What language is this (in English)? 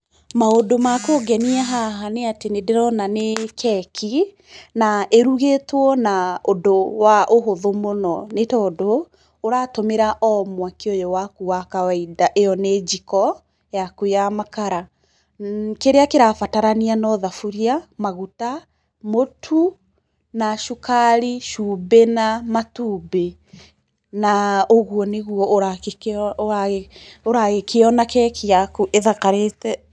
Kikuyu